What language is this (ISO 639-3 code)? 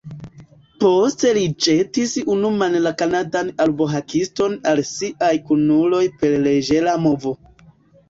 epo